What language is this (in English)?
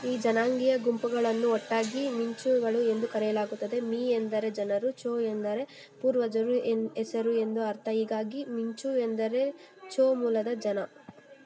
Kannada